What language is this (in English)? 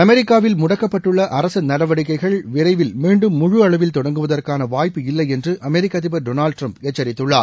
Tamil